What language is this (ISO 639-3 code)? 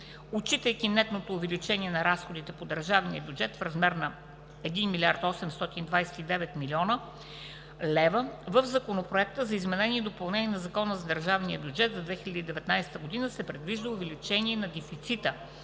bul